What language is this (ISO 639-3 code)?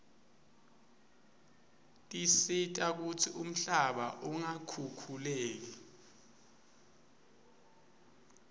ssw